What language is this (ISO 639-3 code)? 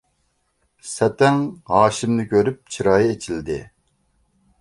uig